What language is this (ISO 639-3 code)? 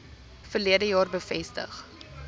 afr